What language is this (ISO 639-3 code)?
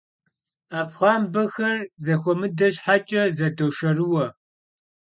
kbd